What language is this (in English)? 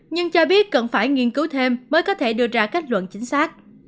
Vietnamese